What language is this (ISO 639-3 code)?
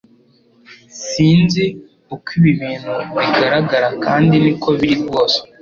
kin